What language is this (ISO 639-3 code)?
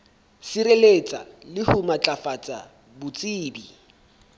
sot